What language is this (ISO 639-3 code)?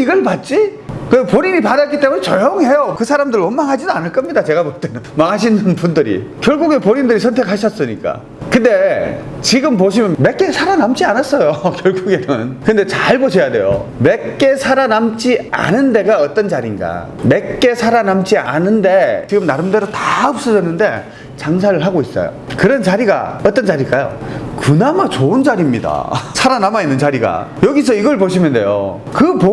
kor